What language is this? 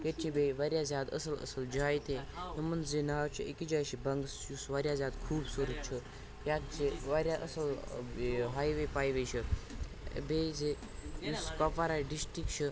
Kashmiri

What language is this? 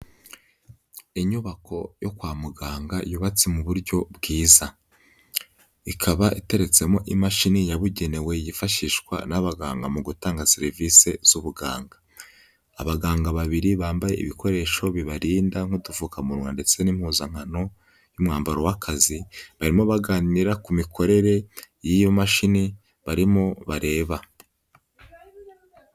Kinyarwanda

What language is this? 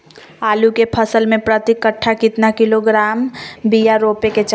Magahi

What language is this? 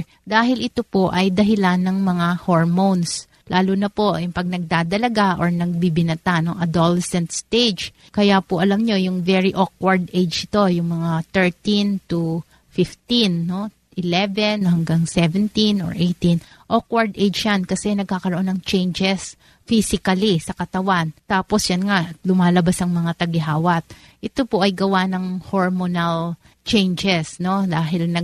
Filipino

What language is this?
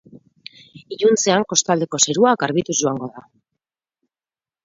Basque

